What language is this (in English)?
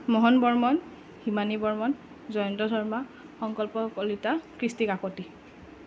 Assamese